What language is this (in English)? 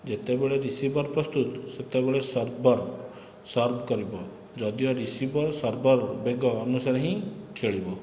Odia